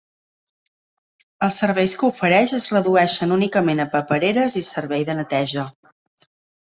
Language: Catalan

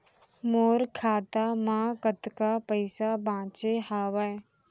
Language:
Chhattisgarhi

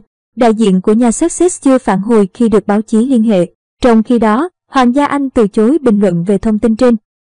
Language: Vietnamese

